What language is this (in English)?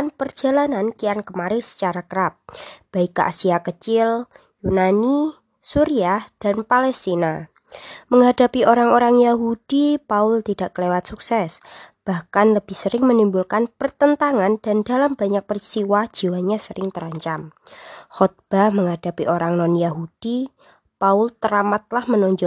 Indonesian